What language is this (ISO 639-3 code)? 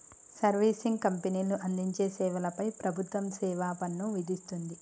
tel